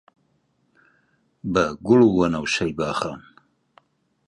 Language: Central Kurdish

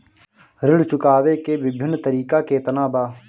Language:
Bhojpuri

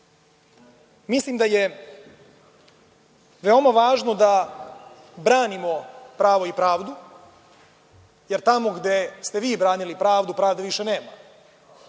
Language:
Serbian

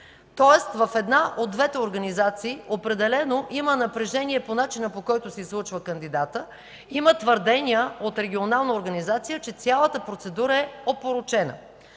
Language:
Bulgarian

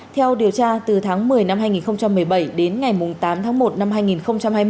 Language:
Vietnamese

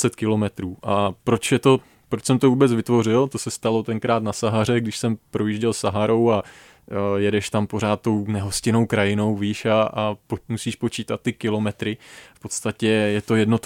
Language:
Czech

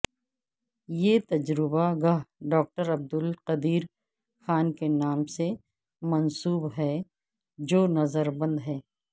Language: Urdu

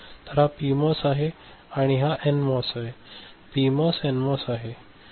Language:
Marathi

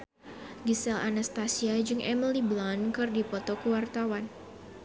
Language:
Sundanese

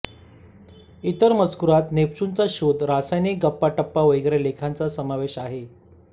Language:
Marathi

